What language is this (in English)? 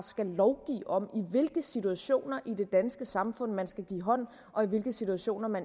Danish